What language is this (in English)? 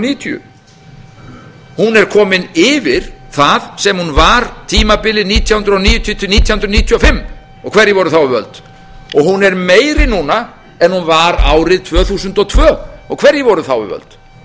Icelandic